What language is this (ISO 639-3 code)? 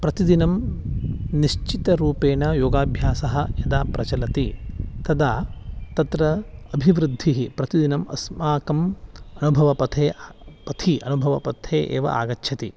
san